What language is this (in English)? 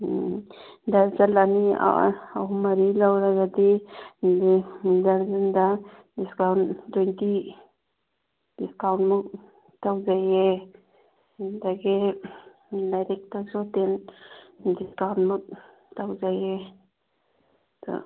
Manipuri